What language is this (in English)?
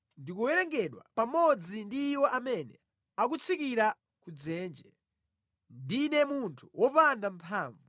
Nyanja